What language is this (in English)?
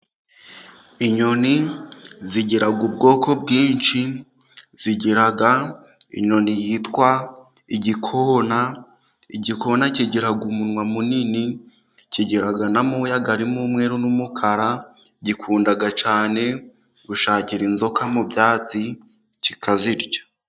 Kinyarwanda